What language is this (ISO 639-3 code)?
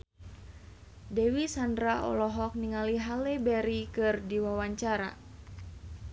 sun